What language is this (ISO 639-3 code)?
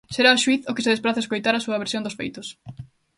glg